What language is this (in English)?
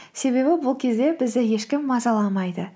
Kazakh